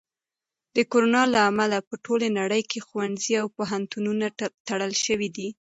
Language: Pashto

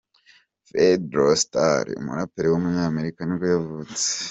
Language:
Kinyarwanda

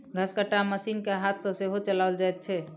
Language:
Maithili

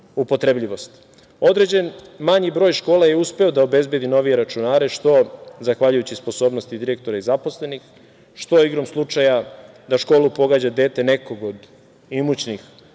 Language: Serbian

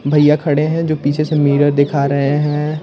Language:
Hindi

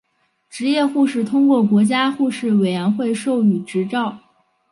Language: Chinese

